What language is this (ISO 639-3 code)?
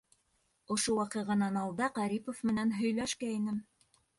bak